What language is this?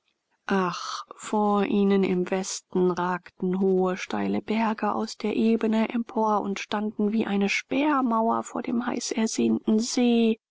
German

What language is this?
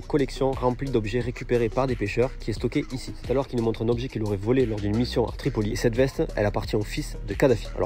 French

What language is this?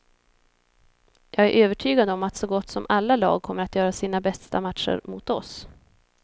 Swedish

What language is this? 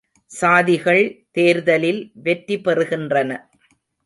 Tamil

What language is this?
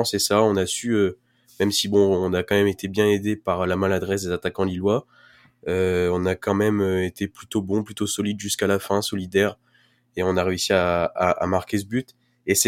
French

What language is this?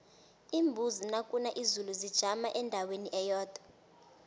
South Ndebele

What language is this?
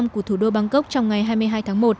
Vietnamese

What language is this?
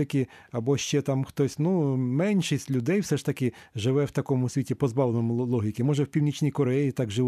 Ukrainian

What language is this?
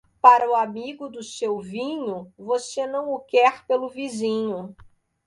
Portuguese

